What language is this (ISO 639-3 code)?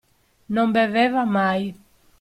ita